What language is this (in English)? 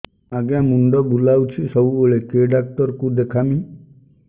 Odia